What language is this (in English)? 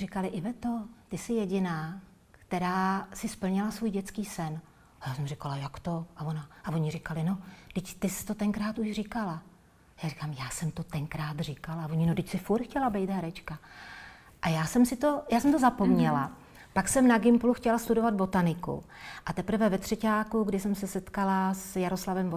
Czech